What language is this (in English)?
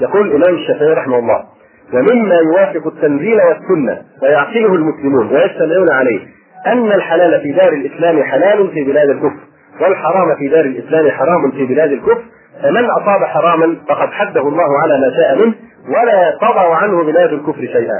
Arabic